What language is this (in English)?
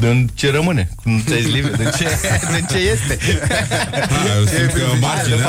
Romanian